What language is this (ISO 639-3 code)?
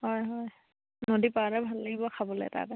asm